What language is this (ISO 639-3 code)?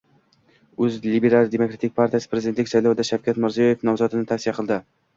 uzb